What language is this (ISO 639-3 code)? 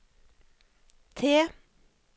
nor